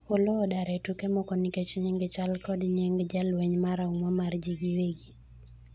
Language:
Luo (Kenya and Tanzania)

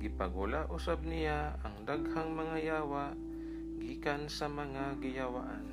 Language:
Filipino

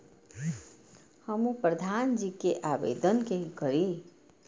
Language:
Maithili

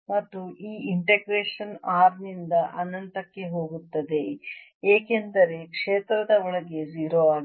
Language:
Kannada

